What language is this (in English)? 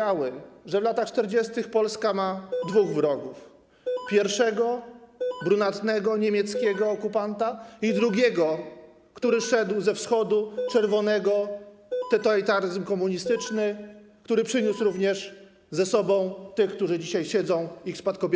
Polish